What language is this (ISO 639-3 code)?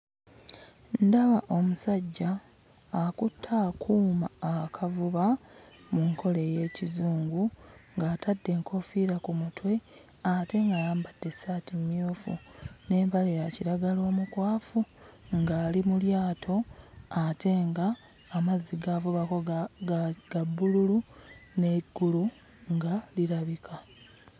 lug